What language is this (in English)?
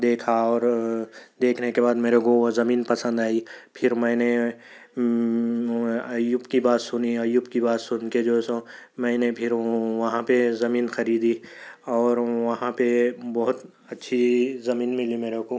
Urdu